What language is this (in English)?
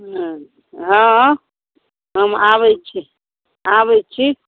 Maithili